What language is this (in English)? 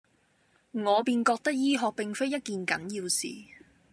Cantonese